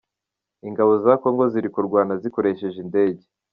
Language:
Kinyarwanda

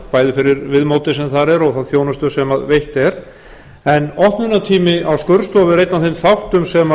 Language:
Icelandic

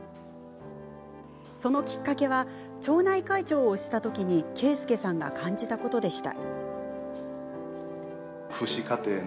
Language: Japanese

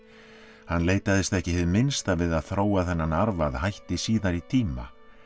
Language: Icelandic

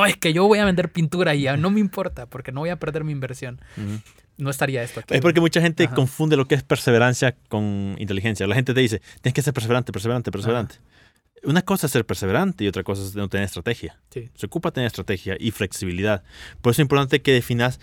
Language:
Spanish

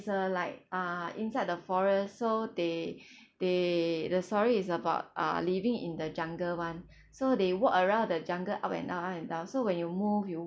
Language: English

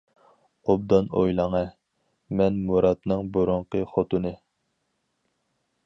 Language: Uyghur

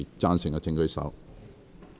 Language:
Cantonese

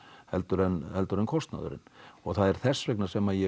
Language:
Icelandic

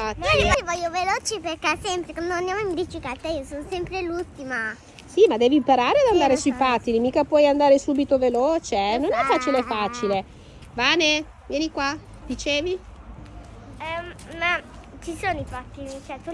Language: Italian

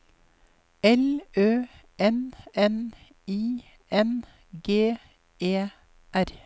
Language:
Norwegian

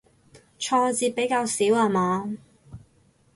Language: Cantonese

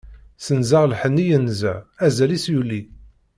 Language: Kabyle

